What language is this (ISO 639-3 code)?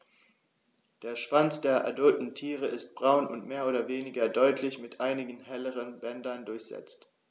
deu